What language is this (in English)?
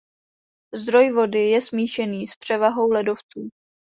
Czech